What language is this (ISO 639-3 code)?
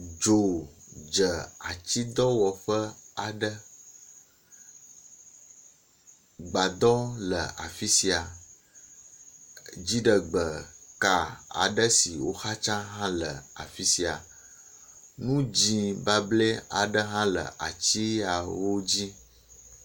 ewe